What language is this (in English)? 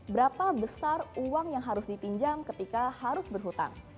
Indonesian